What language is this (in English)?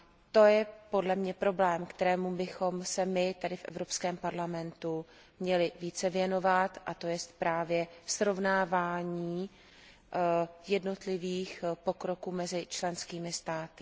Czech